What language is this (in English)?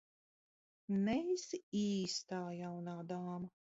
Latvian